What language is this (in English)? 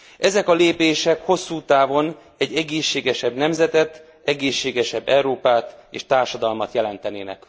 Hungarian